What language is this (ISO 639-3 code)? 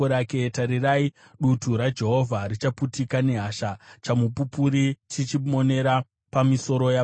sna